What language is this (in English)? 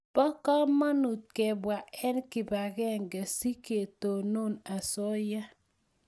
Kalenjin